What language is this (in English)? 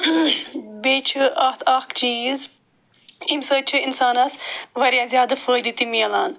Kashmiri